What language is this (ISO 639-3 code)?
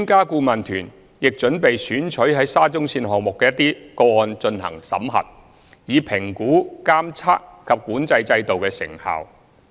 yue